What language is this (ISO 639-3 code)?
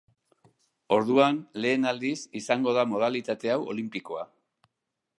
eus